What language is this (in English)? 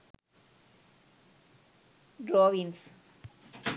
Sinhala